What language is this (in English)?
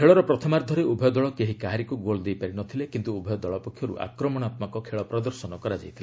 Odia